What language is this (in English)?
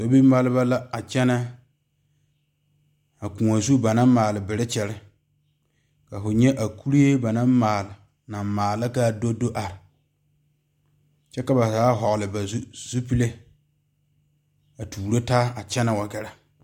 Southern Dagaare